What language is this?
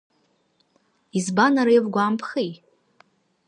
Abkhazian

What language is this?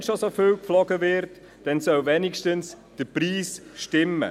Swiss German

